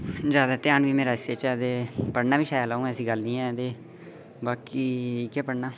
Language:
Dogri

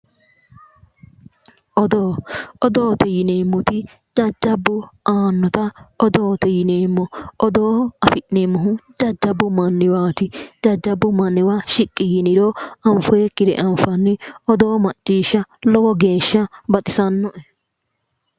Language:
Sidamo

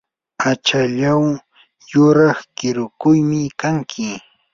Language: Yanahuanca Pasco Quechua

